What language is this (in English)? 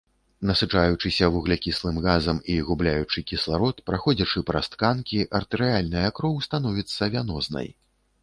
Belarusian